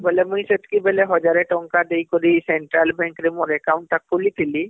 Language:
Odia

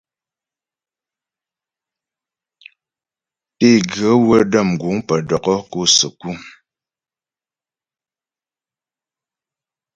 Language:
Ghomala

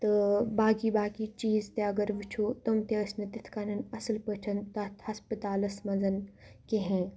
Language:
Kashmiri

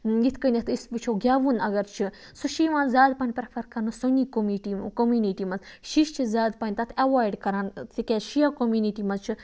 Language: Kashmiri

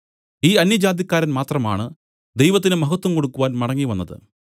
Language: Malayalam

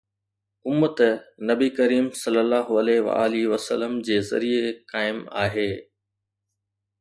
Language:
Sindhi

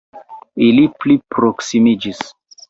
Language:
Esperanto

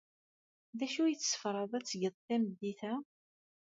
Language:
Kabyle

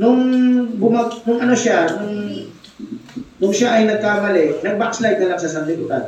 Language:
Filipino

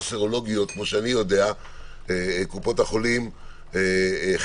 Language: Hebrew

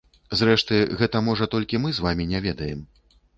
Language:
Belarusian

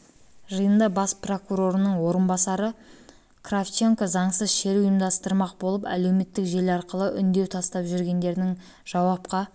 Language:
Kazakh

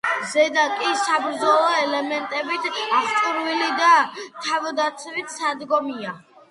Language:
Georgian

